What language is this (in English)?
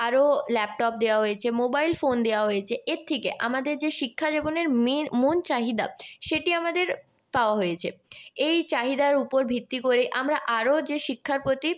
Bangla